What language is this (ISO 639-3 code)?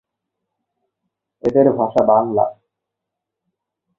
ben